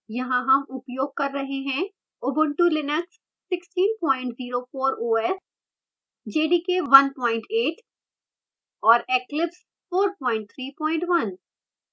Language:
Hindi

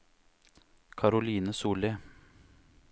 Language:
Norwegian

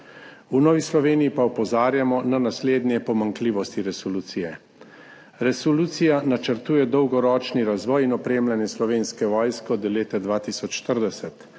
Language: Slovenian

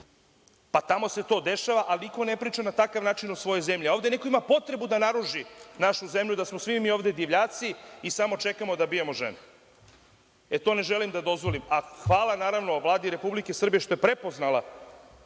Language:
Serbian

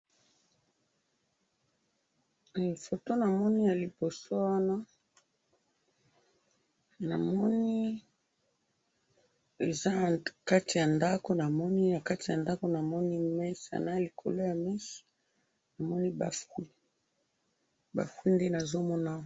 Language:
Lingala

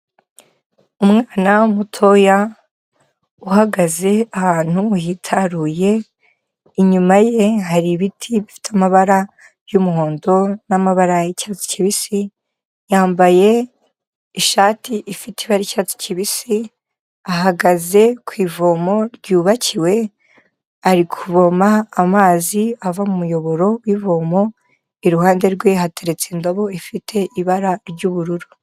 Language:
Kinyarwanda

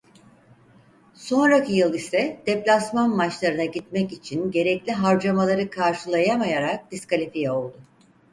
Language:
Turkish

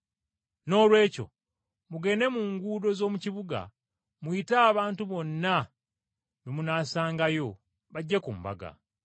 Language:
Ganda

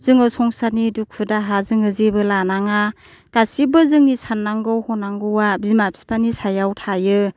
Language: Bodo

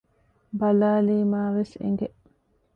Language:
Divehi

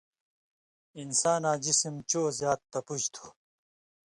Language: Indus Kohistani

